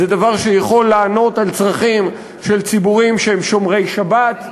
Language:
Hebrew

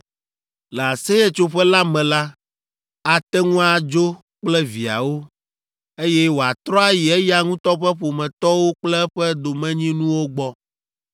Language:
Ewe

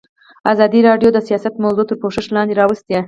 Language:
Pashto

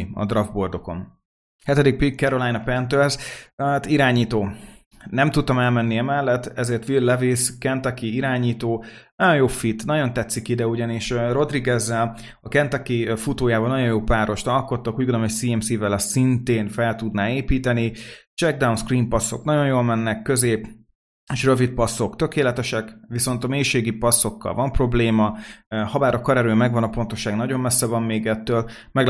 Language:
Hungarian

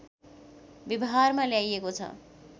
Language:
Nepali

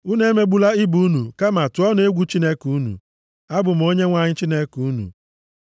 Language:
Igbo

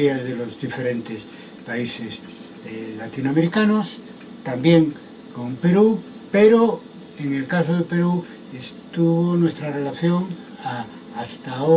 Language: Spanish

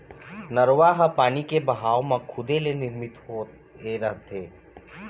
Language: Chhattisgarhi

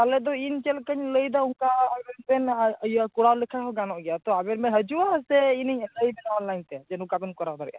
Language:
Santali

